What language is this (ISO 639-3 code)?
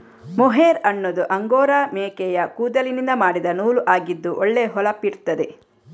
kan